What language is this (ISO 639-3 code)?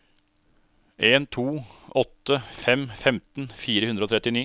nor